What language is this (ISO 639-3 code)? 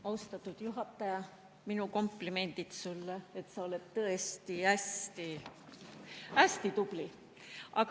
est